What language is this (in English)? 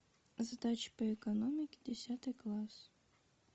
Russian